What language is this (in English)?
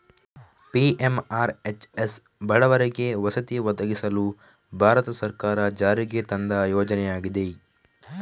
Kannada